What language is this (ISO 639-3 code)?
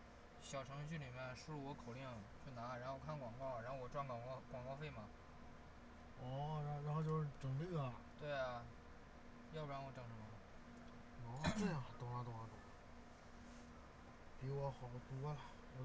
zho